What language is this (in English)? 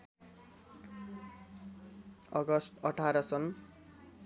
Nepali